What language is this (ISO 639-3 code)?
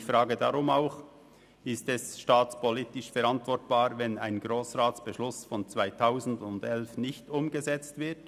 gsw